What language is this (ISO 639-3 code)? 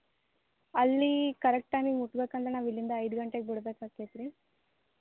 kan